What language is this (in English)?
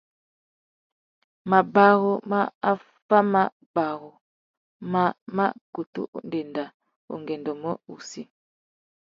Tuki